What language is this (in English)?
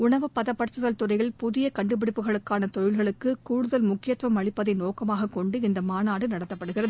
Tamil